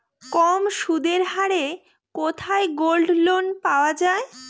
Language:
Bangla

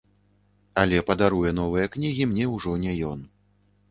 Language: Belarusian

